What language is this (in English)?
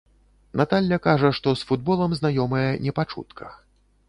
Belarusian